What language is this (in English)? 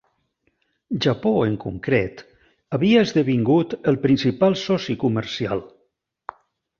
Catalan